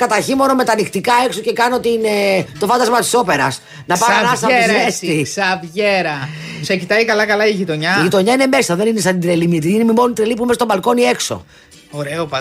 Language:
Greek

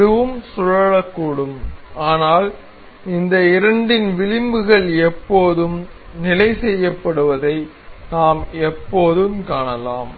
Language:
Tamil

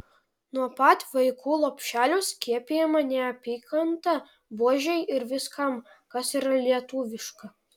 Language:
Lithuanian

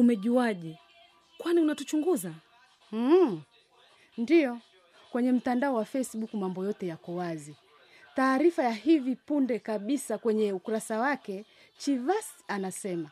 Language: Swahili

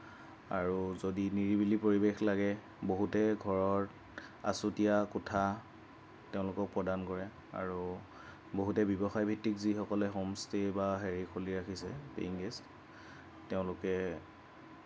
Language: Assamese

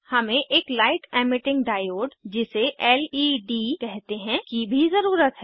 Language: Hindi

